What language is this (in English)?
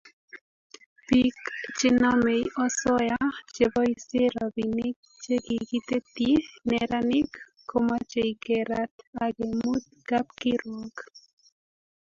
Kalenjin